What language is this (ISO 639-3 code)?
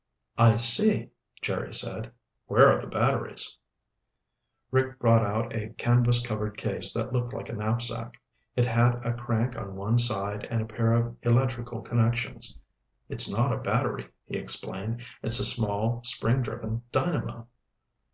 eng